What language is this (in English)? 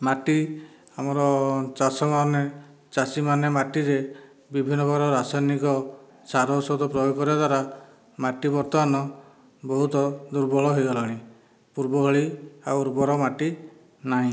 Odia